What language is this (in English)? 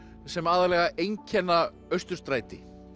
Icelandic